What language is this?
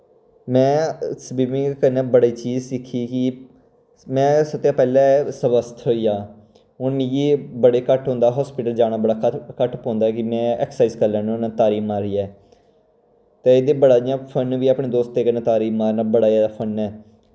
Dogri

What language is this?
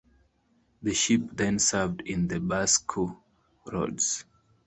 English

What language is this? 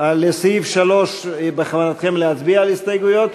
Hebrew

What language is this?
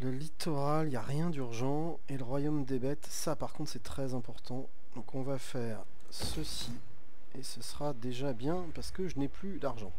French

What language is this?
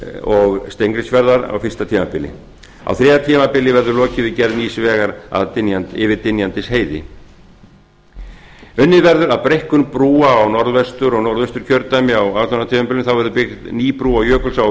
Icelandic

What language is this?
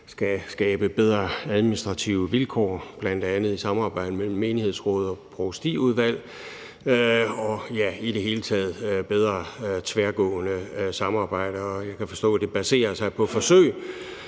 Danish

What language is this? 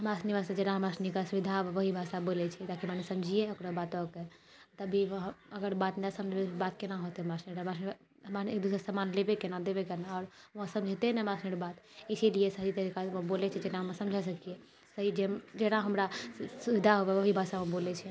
Maithili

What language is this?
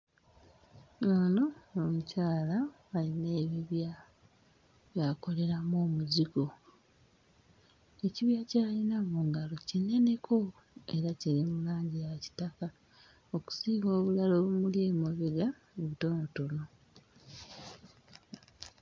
Ganda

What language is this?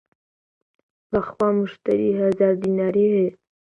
Central Kurdish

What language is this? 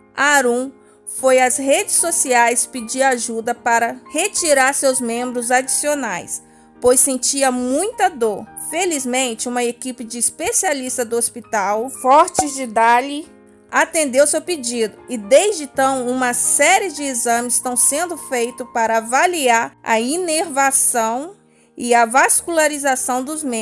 Portuguese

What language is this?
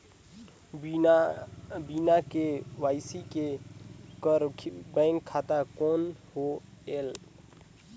Chhattisgarhi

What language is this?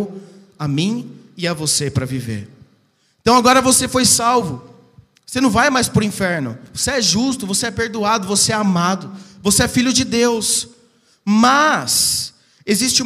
Portuguese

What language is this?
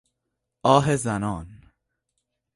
Persian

